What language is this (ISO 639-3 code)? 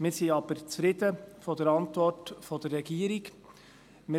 gsw